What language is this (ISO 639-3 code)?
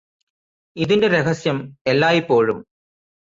mal